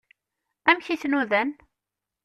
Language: Kabyle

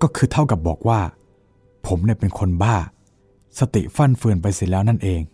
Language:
Thai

